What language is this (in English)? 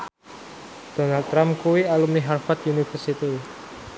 Javanese